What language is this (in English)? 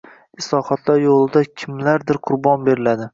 Uzbek